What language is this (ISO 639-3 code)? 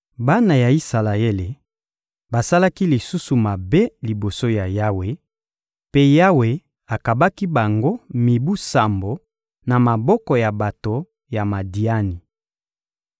lin